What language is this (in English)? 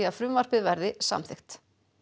Icelandic